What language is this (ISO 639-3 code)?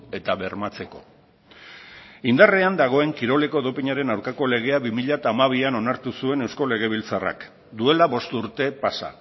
eus